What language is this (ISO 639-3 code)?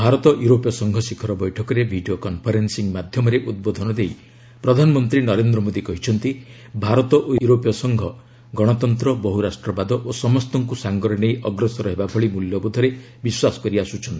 ori